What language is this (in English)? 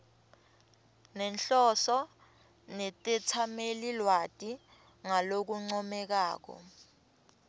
Swati